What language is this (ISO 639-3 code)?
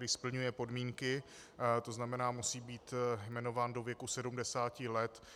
ces